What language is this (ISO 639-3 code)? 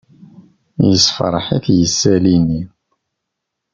kab